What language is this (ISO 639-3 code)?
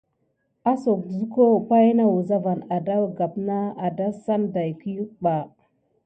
gid